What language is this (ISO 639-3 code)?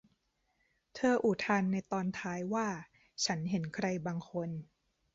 tha